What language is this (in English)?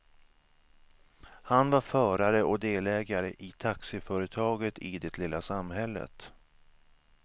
Swedish